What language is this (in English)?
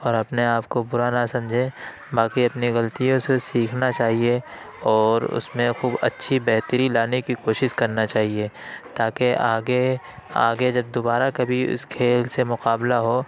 Urdu